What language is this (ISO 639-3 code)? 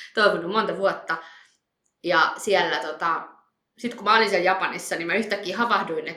fin